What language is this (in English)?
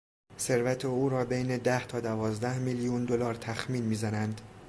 Persian